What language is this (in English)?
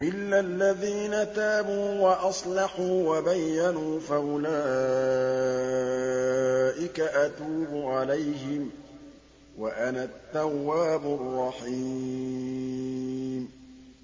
Arabic